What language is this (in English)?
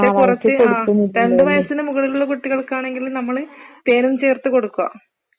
Malayalam